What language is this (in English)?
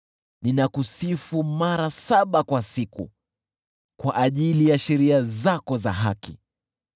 Swahili